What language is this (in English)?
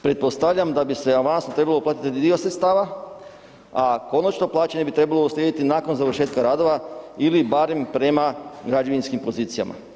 Croatian